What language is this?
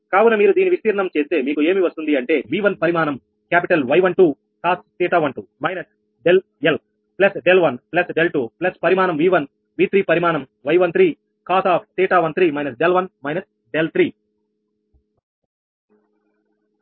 Telugu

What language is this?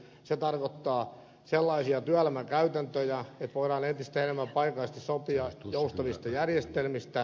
Finnish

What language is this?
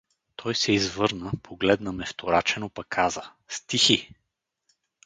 Bulgarian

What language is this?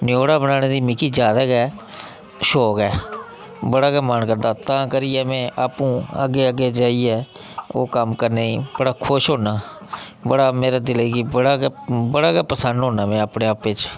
Dogri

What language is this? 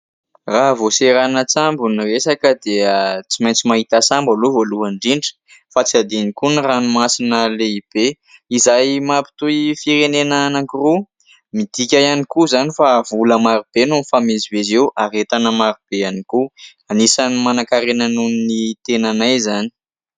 Malagasy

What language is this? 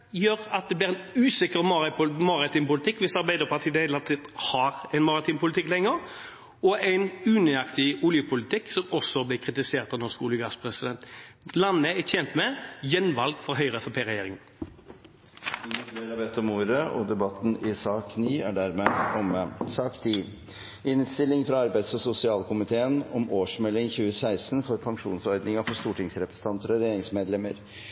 Norwegian Bokmål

